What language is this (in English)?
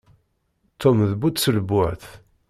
Kabyle